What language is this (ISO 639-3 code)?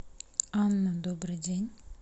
rus